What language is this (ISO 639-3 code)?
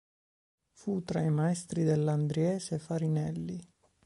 ita